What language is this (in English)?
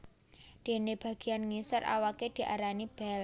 Javanese